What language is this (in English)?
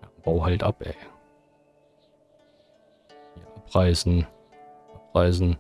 German